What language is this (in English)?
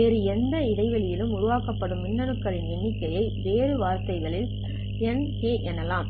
Tamil